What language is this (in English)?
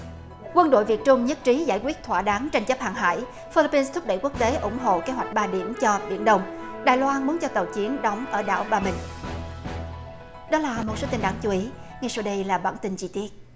Vietnamese